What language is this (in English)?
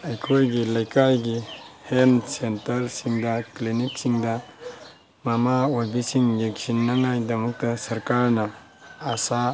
Manipuri